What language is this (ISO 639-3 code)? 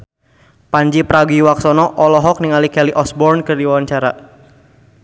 sun